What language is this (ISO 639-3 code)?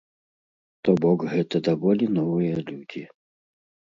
bel